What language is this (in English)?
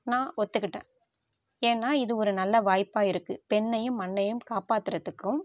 Tamil